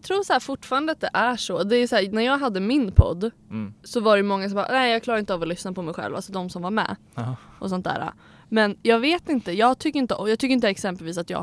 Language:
Swedish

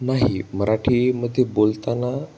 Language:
Marathi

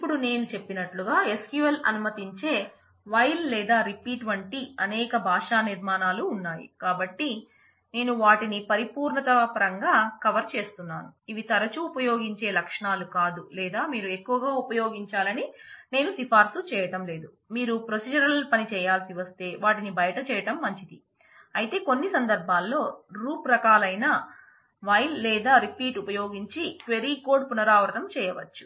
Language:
Telugu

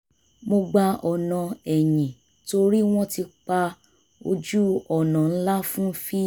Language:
Yoruba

